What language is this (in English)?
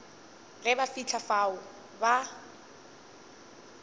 Northern Sotho